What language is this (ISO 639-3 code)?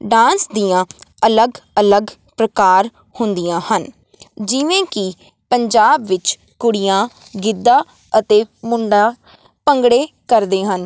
pan